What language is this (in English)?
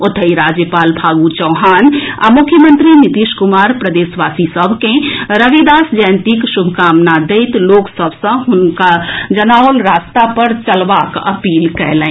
Maithili